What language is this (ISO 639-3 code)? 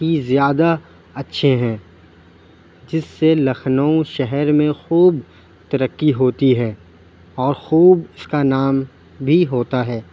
urd